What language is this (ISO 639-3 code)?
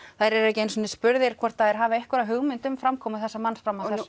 isl